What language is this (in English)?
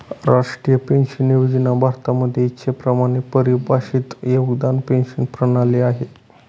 Marathi